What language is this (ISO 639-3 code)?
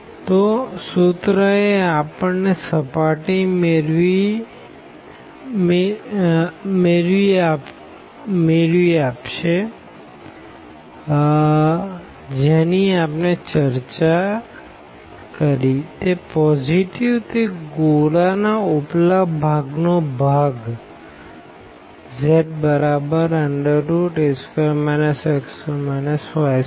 guj